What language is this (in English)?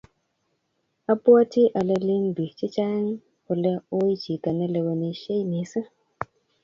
Kalenjin